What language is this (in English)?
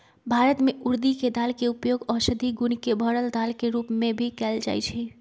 Magahi